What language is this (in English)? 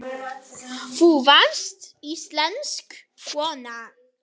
Icelandic